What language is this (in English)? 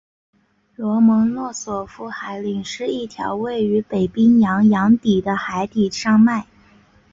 Chinese